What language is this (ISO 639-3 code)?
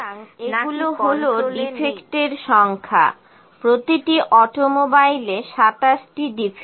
ben